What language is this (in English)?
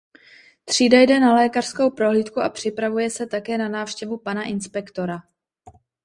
Czech